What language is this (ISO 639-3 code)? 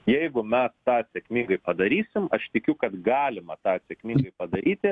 lit